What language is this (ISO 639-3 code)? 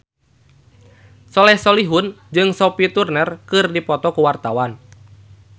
sun